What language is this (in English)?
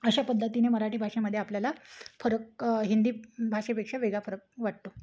Marathi